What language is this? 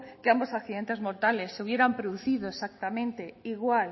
Spanish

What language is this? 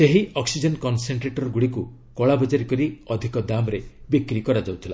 Odia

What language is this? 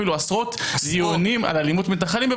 Hebrew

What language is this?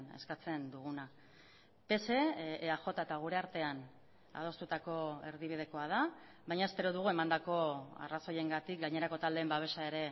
Basque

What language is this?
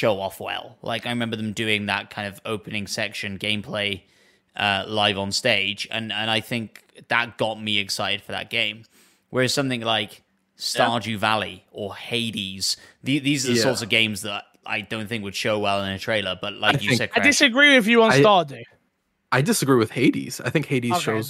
English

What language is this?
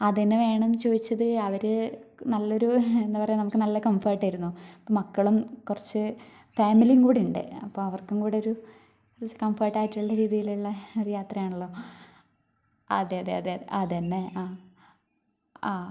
Malayalam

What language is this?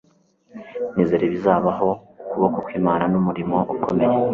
Kinyarwanda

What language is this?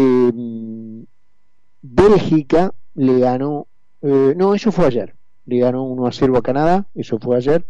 Spanish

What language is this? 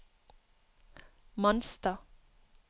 Norwegian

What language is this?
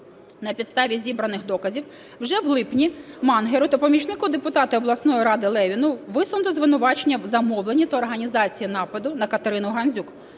Ukrainian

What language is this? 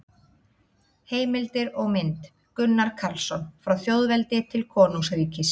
Icelandic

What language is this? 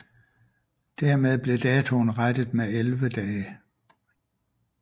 Danish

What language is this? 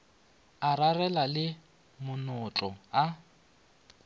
Northern Sotho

